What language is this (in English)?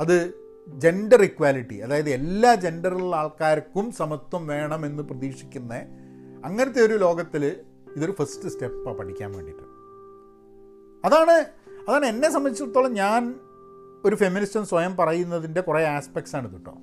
Malayalam